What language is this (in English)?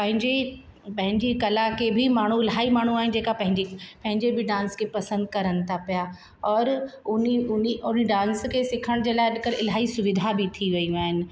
Sindhi